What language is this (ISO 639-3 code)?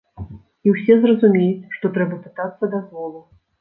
bel